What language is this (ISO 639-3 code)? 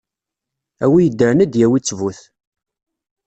kab